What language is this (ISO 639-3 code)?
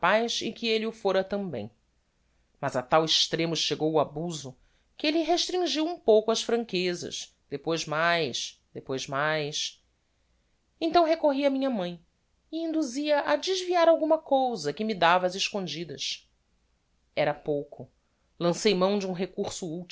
por